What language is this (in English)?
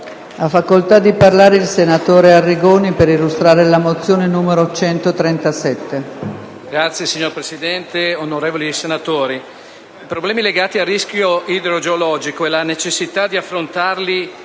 Italian